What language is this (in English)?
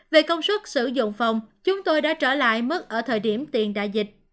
Vietnamese